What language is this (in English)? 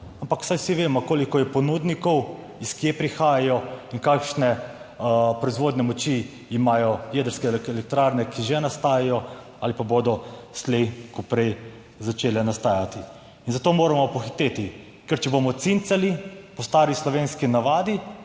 Slovenian